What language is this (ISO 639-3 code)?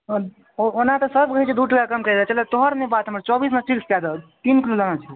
mai